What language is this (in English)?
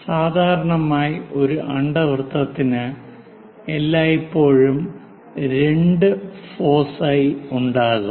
Malayalam